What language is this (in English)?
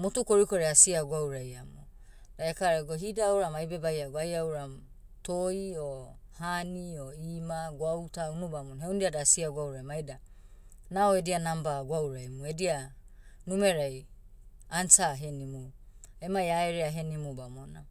Motu